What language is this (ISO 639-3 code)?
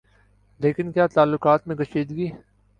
urd